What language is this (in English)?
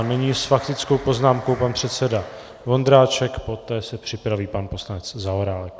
Czech